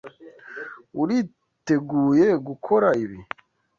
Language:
Kinyarwanda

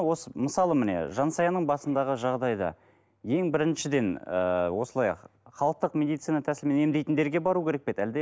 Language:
Kazakh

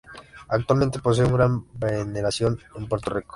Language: Spanish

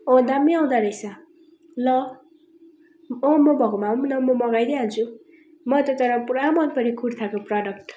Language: Nepali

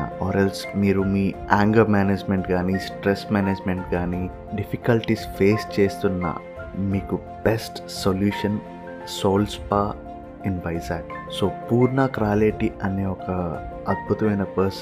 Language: Telugu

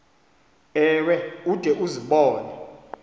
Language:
Xhosa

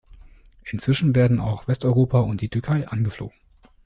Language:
German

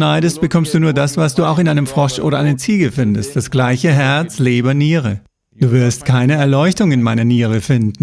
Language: German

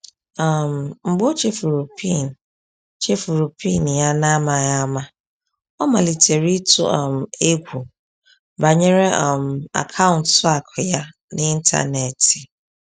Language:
Igbo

